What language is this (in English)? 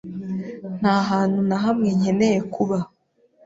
Kinyarwanda